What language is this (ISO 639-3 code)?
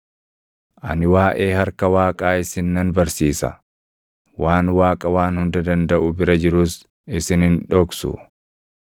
orm